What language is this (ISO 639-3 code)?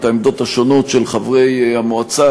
heb